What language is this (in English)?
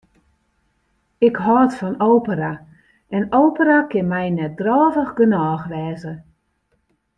Western Frisian